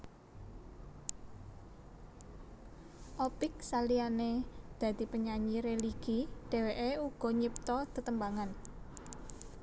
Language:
Javanese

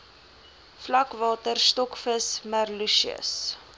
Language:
Afrikaans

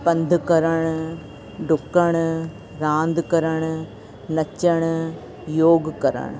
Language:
Sindhi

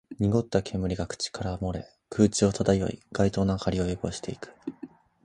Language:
Japanese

